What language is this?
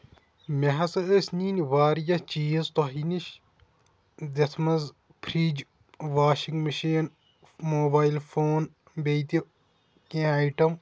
Kashmiri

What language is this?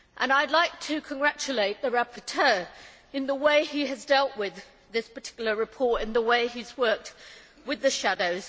English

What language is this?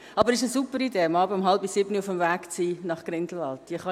Swiss German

